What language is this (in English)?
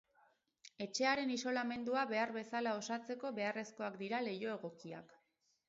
Basque